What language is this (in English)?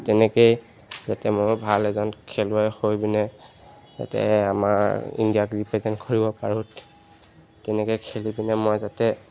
Assamese